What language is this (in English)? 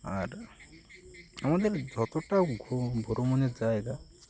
Bangla